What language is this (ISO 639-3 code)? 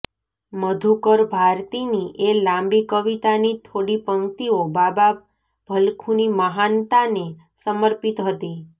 guj